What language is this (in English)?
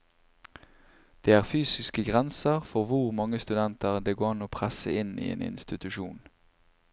Norwegian